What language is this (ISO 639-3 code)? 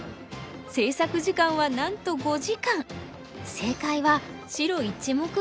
jpn